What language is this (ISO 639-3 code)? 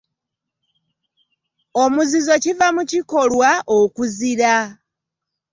lug